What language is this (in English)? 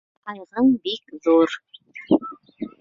Bashkir